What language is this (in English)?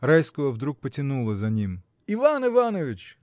Russian